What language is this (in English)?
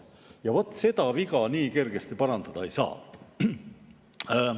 Estonian